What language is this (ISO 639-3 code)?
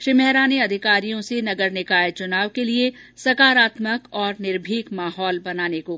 hin